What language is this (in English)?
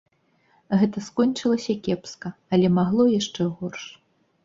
Belarusian